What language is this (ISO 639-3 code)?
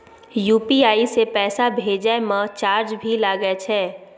mai